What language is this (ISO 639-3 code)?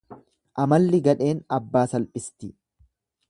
orm